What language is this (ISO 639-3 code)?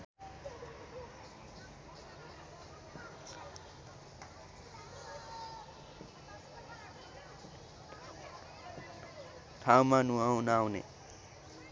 nep